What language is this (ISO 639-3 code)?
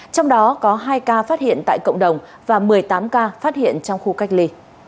vie